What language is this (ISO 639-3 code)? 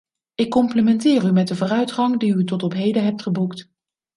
nld